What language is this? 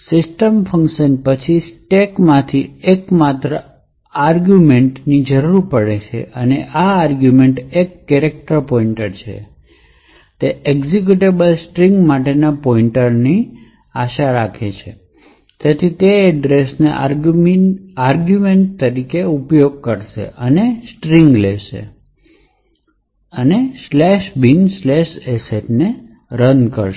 Gujarati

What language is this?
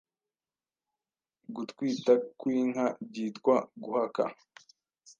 Kinyarwanda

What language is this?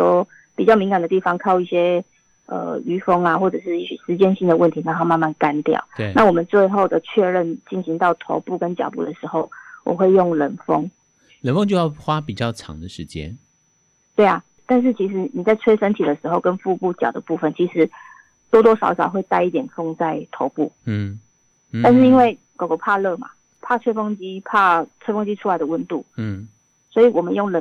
Chinese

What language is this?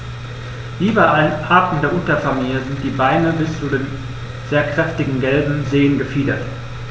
German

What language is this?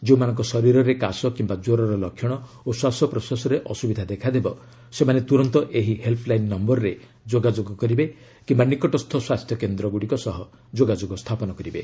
Odia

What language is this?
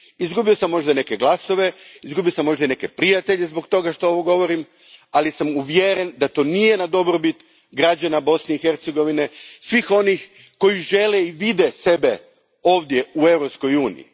Croatian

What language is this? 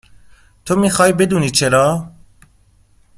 Persian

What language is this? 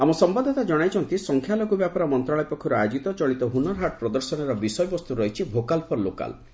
Odia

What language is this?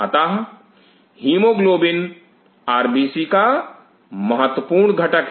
Hindi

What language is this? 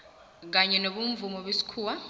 South Ndebele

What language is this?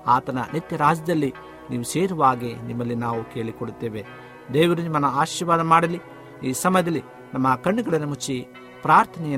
Kannada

